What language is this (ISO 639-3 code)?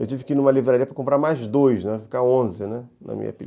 por